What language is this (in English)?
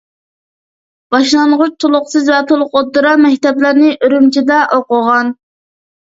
Uyghur